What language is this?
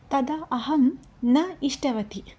Sanskrit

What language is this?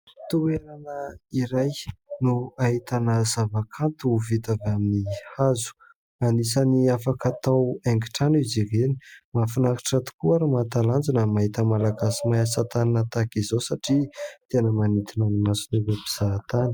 Malagasy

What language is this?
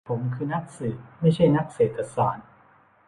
Thai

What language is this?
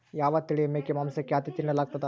Kannada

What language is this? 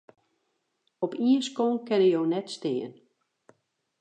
Western Frisian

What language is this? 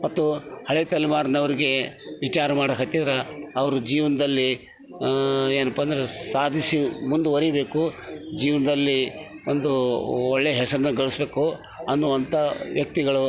Kannada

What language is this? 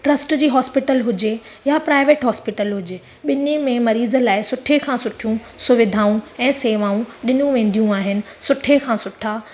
Sindhi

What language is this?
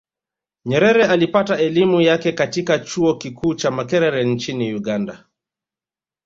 Swahili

